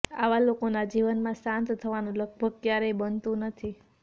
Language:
Gujarati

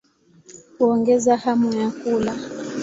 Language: Swahili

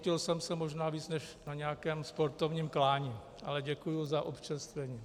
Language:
Czech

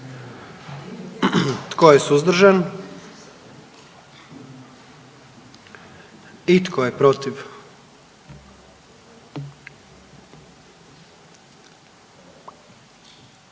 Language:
Croatian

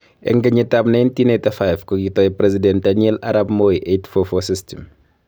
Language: Kalenjin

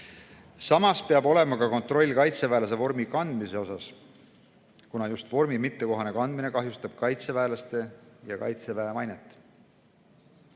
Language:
Estonian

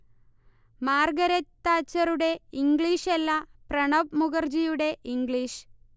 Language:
Malayalam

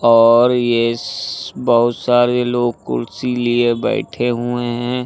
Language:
Hindi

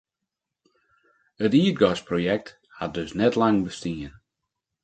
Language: Western Frisian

